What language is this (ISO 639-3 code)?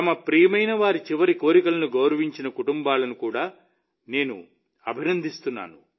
tel